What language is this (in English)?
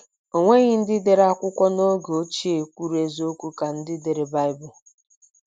Igbo